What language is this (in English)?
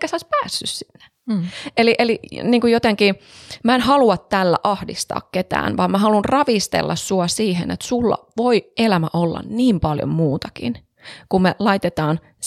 Finnish